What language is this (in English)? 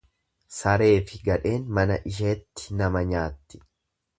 Oromo